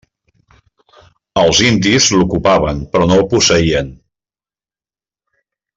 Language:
Catalan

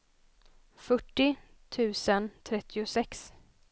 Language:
Swedish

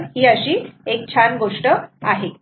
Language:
Marathi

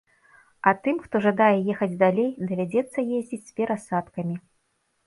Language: Belarusian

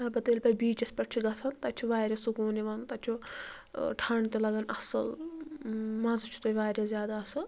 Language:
Kashmiri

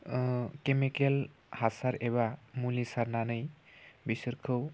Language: Bodo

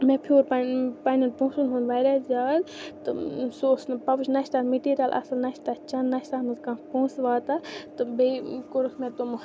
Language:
Kashmiri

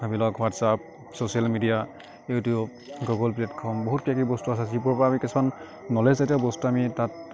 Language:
Assamese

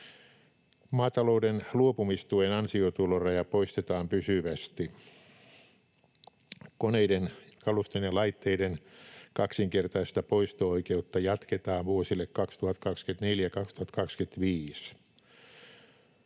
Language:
Finnish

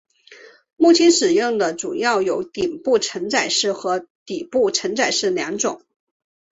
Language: Chinese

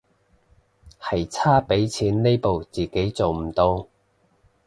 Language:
Cantonese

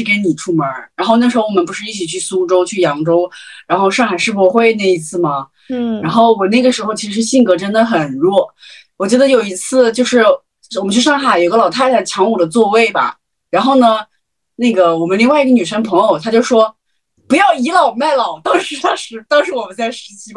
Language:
Chinese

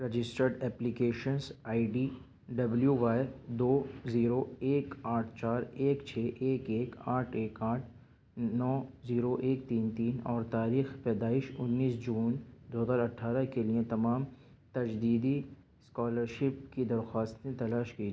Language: Urdu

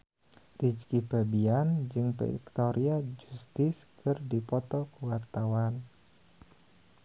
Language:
Sundanese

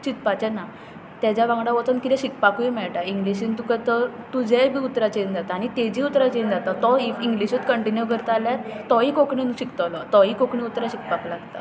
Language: Konkani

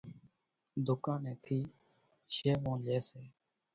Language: Kachi Koli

